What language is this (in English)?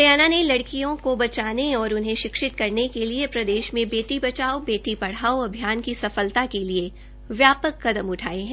Hindi